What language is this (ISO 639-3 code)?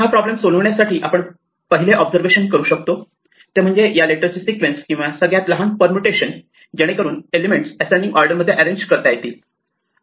mar